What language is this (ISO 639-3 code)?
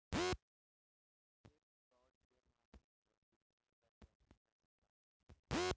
bho